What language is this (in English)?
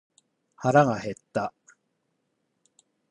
Japanese